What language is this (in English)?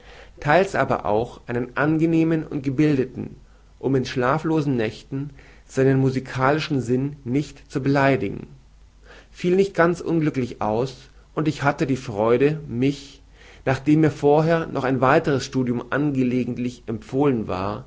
German